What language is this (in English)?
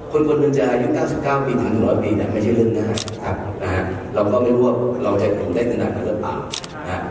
Thai